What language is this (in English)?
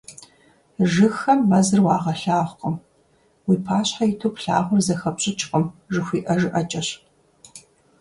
Kabardian